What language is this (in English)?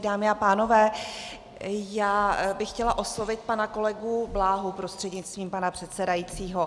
Czech